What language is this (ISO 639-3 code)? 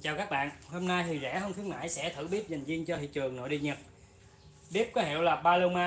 vie